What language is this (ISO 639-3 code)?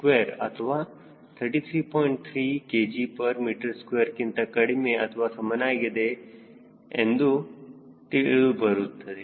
kan